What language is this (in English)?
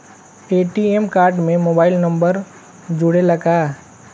Bhojpuri